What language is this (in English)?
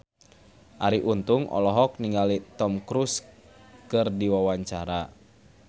Sundanese